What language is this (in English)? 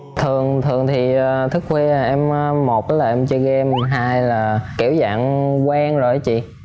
Vietnamese